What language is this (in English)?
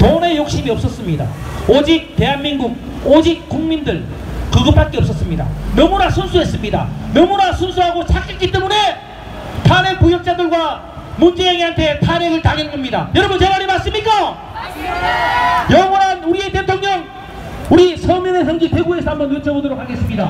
Korean